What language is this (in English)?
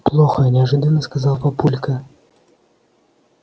Russian